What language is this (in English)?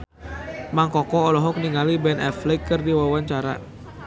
Sundanese